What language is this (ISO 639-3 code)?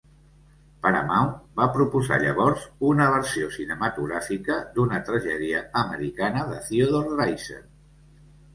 cat